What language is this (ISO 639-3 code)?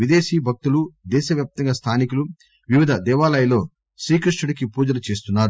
tel